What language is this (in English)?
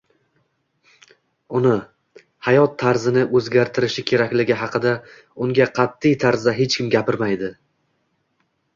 Uzbek